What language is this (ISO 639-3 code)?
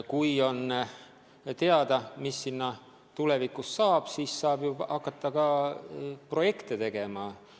est